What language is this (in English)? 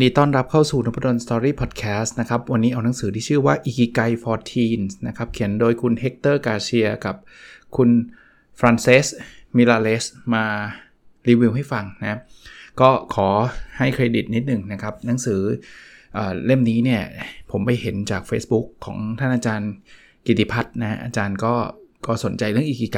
Thai